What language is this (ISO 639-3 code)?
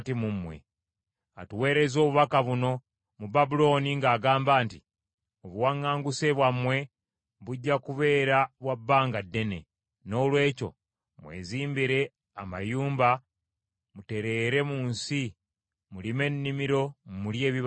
lug